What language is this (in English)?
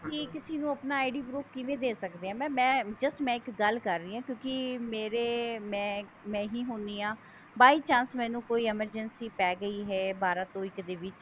Punjabi